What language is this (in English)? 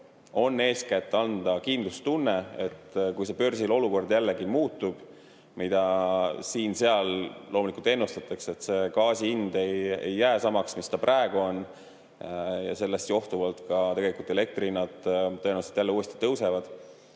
Estonian